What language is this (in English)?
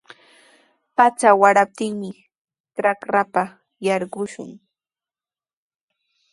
Sihuas Ancash Quechua